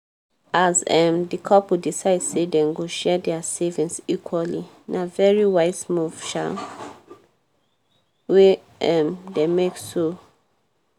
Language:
Nigerian Pidgin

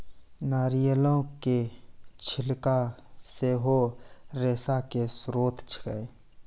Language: Maithili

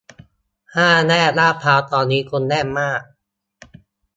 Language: Thai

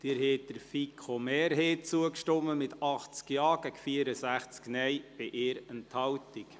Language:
Swiss German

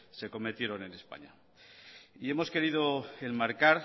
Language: Spanish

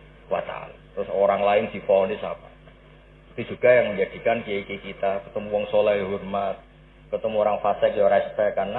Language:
Indonesian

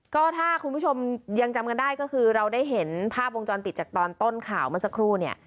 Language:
Thai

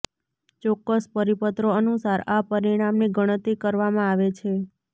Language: Gujarati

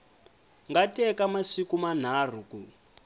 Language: Tsonga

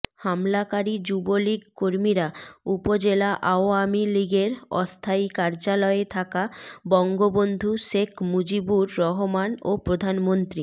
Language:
Bangla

